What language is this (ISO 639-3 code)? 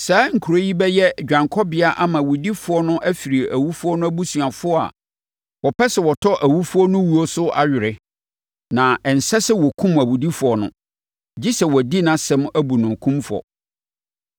aka